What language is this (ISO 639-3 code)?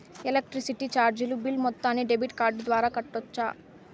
tel